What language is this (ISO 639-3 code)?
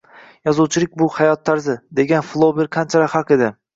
uzb